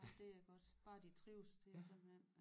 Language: Danish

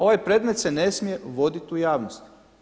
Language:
Croatian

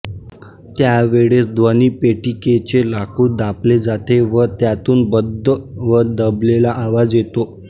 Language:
Marathi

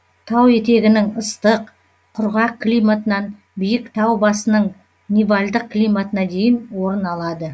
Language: Kazakh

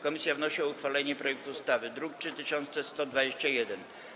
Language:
Polish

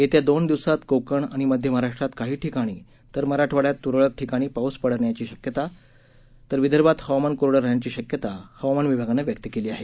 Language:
Marathi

